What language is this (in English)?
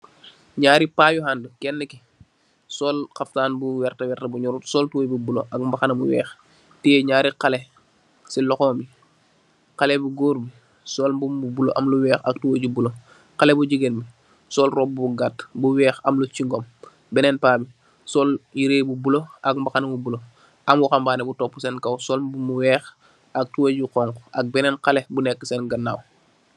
Wolof